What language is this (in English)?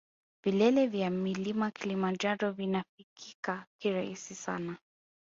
Swahili